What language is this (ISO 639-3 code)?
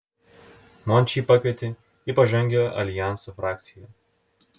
lit